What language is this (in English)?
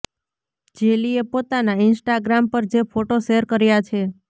Gujarati